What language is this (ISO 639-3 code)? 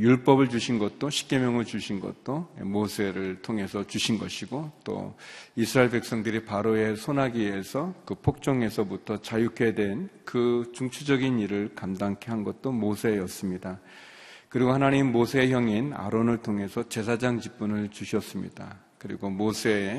kor